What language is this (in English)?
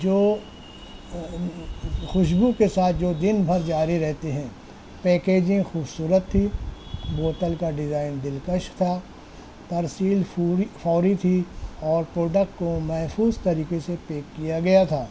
Urdu